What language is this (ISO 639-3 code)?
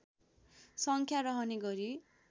nep